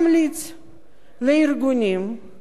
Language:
Hebrew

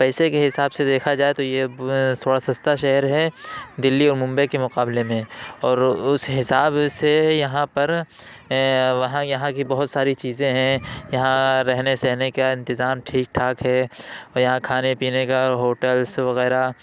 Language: Urdu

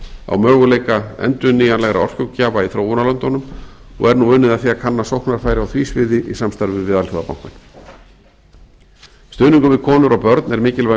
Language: Icelandic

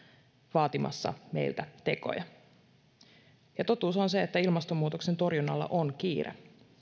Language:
Finnish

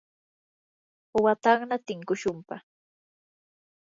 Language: Yanahuanca Pasco Quechua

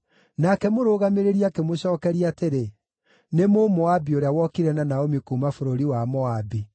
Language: Kikuyu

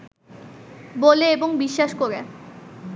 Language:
Bangla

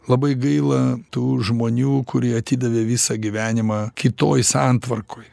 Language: Lithuanian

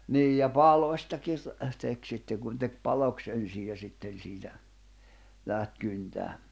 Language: Finnish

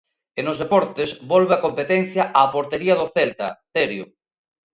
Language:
Galician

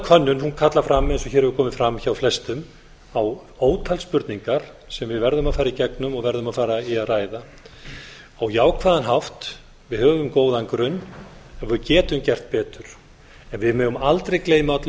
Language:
Icelandic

